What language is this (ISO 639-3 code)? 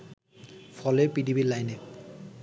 ben